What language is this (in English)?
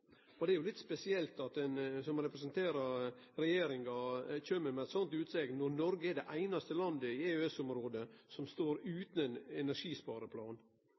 Norwegian Nynorsk